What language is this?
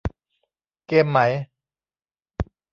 Thai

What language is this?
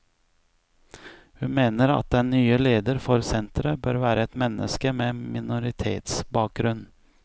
Norwegian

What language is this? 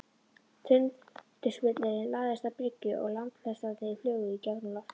Icelandic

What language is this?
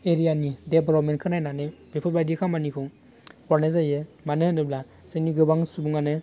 Bodo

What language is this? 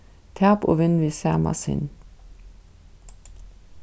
Faroese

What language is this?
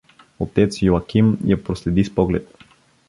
Bulgarian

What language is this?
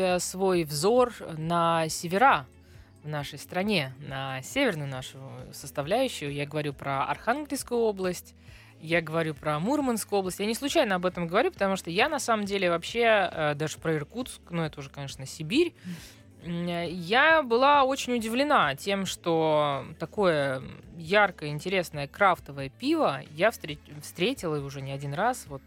Russian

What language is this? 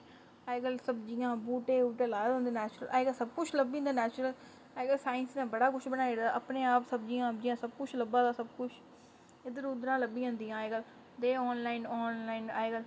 Dogri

